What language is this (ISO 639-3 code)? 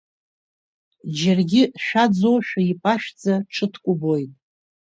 abk